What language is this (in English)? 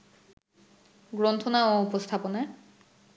Bangla